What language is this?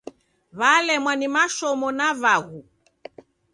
Taita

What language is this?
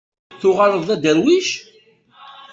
Kabyle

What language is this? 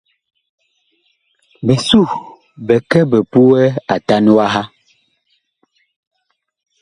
Bakoko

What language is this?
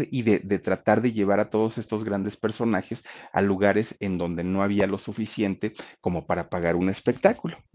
Spanish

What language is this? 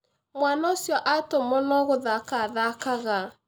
Kikuyu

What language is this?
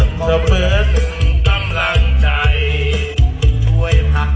Thai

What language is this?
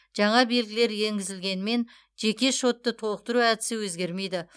Kazakh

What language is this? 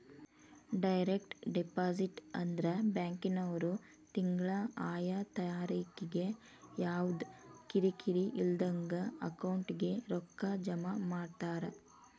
Kannada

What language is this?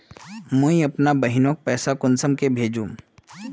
Magahi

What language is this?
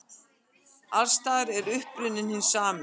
Icelandic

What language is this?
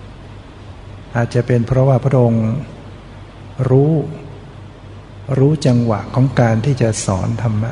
Thai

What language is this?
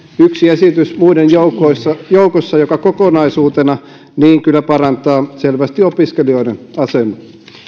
Finnish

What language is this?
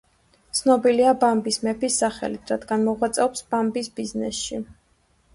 Georgian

